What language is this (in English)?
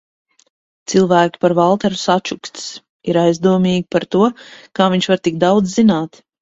Latvian